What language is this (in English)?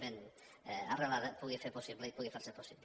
Catalan